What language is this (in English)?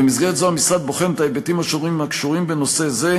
Hebrew